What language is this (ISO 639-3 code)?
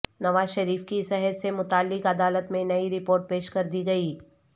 urd